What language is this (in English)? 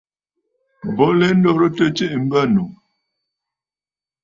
Bafut